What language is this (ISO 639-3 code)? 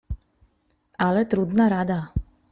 pol